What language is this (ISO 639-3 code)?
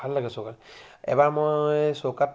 asm